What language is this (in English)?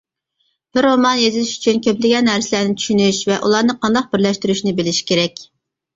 Uyghur